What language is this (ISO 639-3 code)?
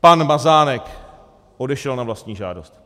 ces